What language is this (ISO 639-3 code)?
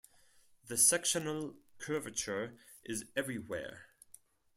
eng